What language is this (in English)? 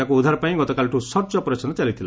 Odia